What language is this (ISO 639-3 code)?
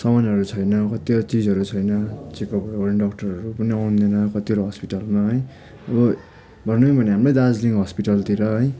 nep